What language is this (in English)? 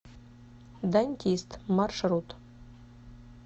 Russian